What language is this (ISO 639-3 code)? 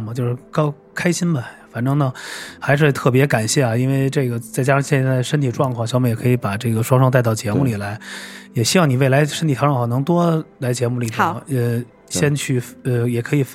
zho